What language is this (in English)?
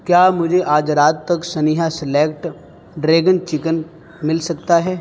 Urdu